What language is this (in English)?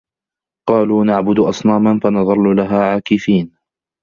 Arabic